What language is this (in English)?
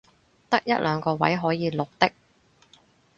Cantonese